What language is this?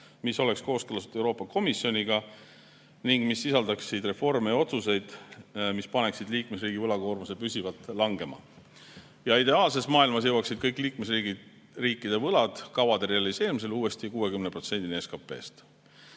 Estonian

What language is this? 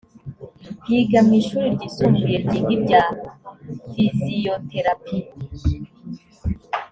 Kinyarwanda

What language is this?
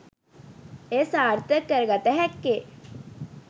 Sinhala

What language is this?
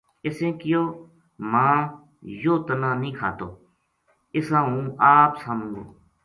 Gujari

